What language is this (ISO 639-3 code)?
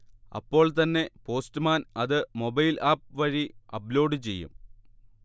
mal